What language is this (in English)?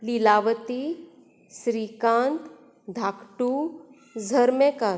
Konkani